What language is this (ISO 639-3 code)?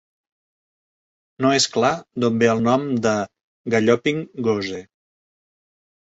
cat